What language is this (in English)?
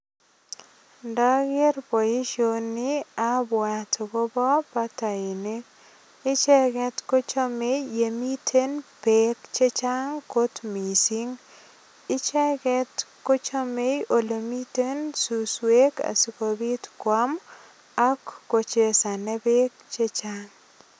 Kalenjin